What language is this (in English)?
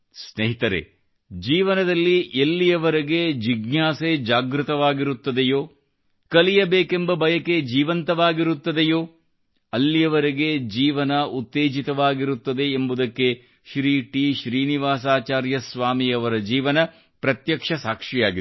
Kannada